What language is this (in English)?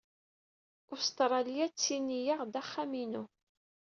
Kabyle